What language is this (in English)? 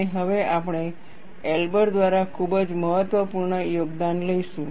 Gujarati